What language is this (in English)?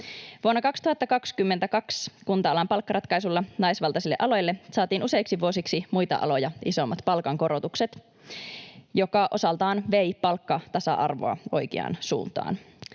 Finnish